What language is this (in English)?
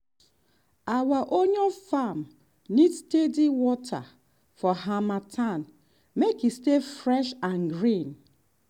Nigerian Pidgin